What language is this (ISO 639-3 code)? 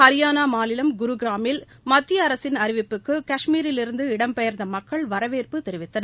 tam